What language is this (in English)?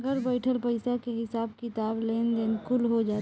Bhojpuri